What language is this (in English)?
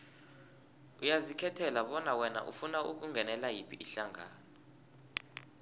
South Ndebele